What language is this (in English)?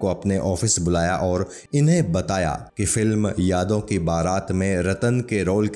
Hindi